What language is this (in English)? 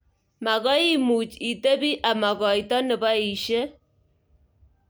Kalenjin